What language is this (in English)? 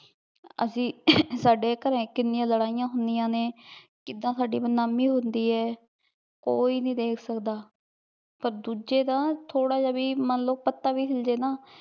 Punjabi